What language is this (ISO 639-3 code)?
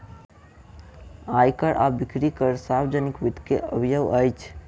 mai